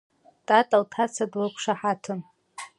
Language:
Abkhazian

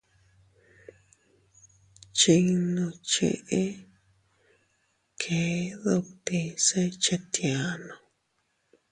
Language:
Teutila Cuicatec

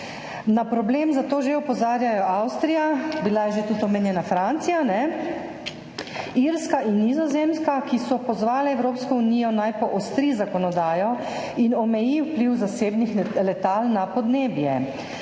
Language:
Slovenian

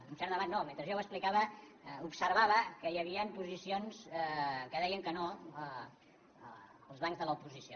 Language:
Catalan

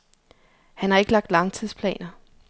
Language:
Danish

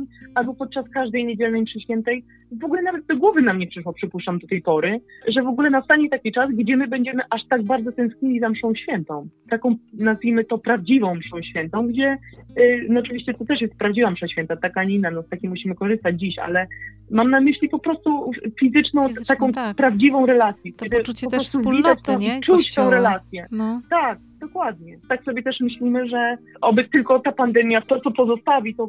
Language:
Polish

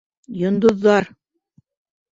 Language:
Bashkir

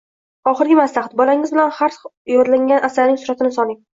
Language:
Uzbek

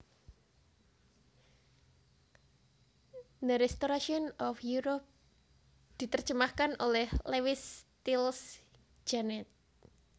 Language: Javanese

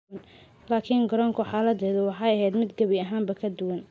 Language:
Somali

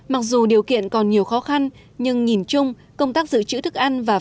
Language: Vietnamese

